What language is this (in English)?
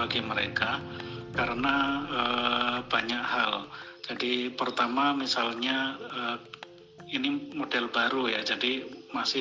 Indonesian